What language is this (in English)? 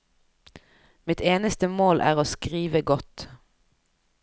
Norwegian